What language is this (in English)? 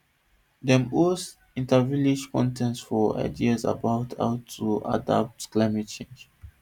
Nigerian Pidgin